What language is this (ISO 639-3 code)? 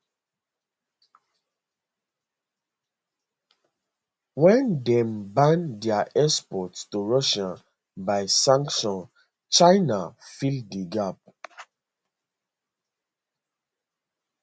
pcm